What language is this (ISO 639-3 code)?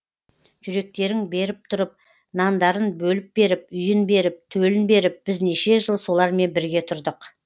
kaz